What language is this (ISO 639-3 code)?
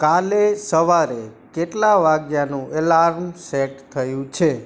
guj